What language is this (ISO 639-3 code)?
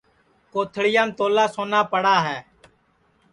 ssi